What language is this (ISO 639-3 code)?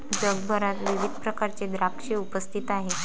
mar